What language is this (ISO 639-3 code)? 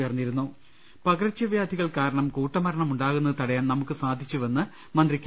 mal